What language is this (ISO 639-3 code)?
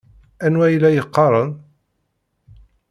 kab